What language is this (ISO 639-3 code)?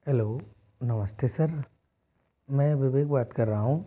hin